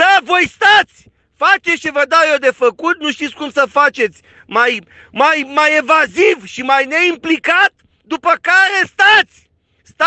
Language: Romanian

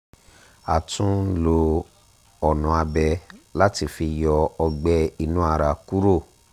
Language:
Yoruba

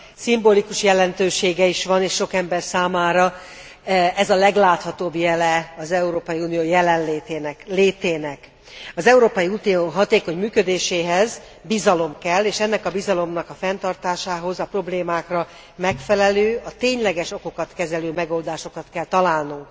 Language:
Hungarian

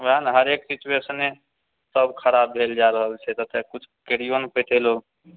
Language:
Maithili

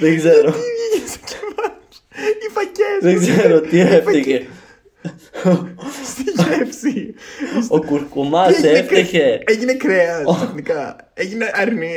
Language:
Greek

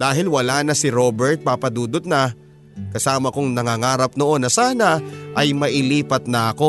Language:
Filipino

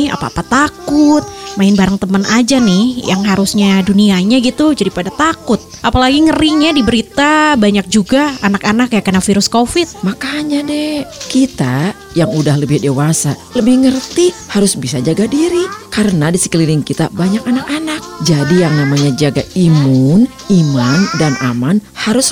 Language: Indonesian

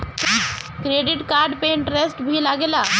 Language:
Bhojpuri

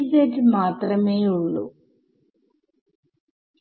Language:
Malayalam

